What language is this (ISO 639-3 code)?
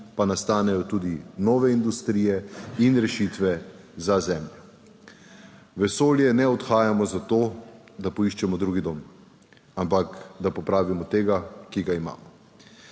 slv